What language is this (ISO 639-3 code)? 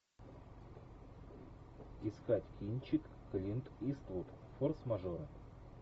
rus